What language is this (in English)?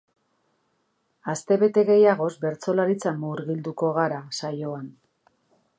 Basque